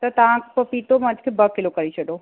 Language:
Sindhi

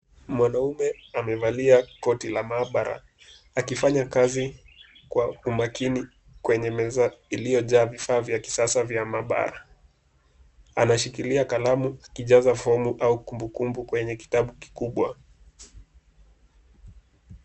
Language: Swahili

